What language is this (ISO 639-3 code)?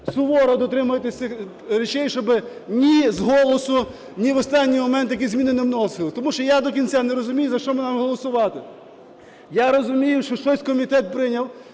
ukr